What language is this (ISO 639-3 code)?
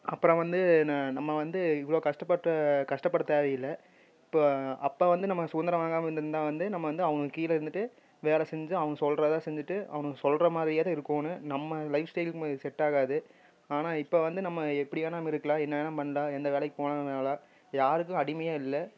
tam